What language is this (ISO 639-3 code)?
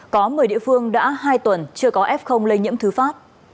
vie